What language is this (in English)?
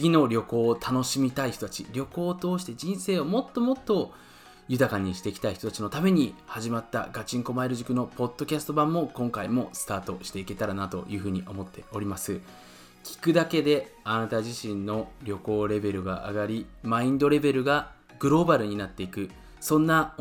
Japanese